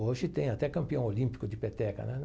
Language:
Portuguese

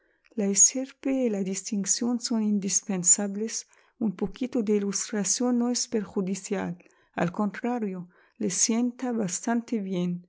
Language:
Spanish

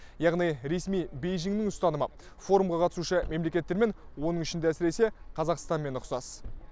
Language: Kazakh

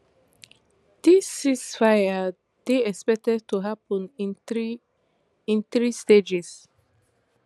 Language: Nigerian Pidgin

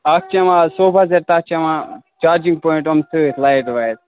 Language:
Kashmiri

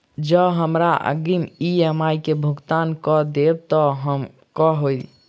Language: Maithili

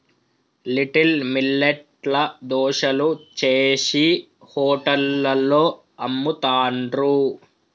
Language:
Telugu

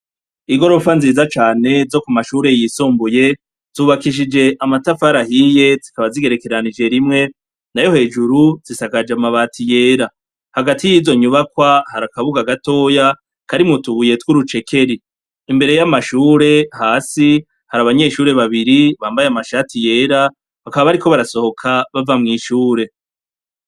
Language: Rundi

